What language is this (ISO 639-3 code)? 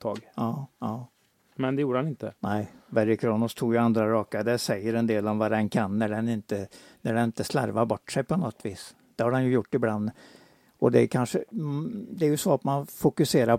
swe